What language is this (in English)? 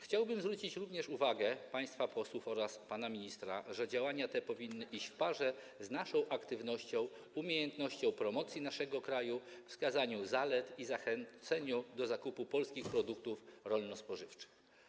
Polish